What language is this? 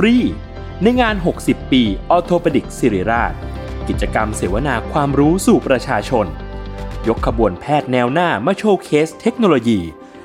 Thai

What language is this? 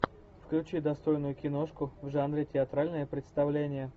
Russian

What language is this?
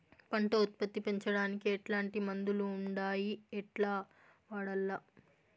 Telugu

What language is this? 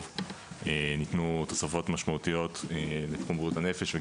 Hebrew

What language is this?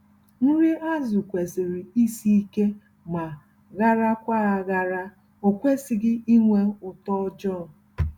Igbo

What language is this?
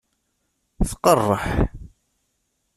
Kabyle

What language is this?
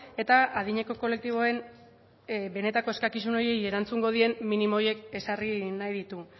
Basque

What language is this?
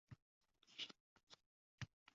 Uzbek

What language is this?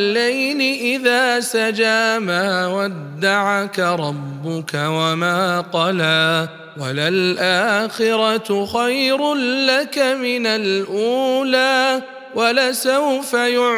Arabic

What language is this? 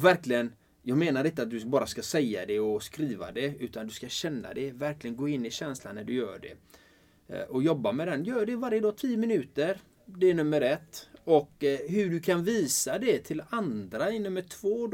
Swedish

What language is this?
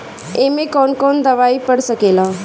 Bhojpuri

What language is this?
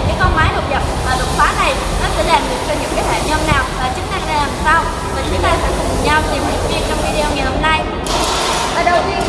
Vietnamese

